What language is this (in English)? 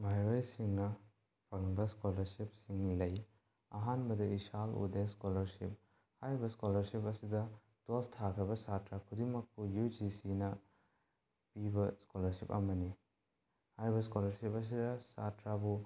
Manipuri